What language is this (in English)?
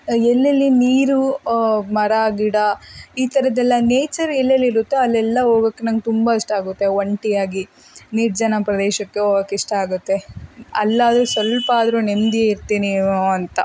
Kannada